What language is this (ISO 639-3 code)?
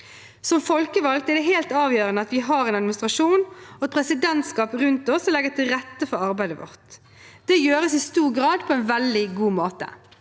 nor